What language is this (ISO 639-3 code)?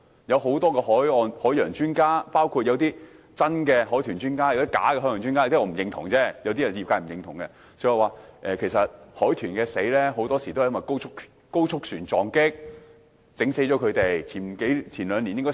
yue